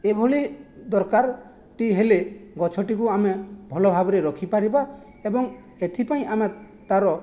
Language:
Odia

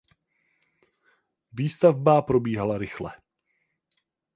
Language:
Czech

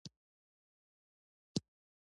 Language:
Pashto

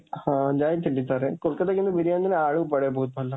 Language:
Odia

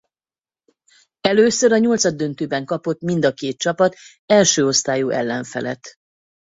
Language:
Hungarian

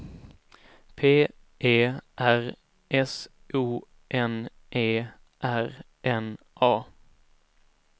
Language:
Swedish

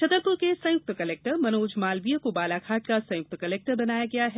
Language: Hindi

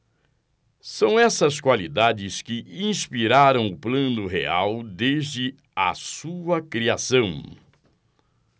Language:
Portuguese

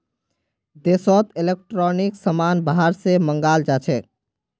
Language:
Magahi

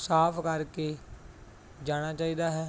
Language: Punjabi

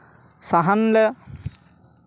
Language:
Santali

